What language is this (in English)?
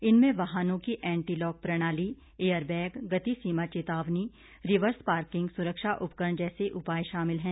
Hindi